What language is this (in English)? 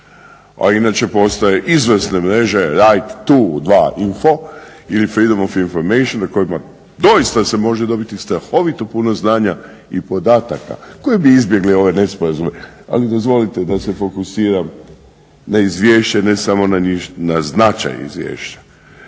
Croatian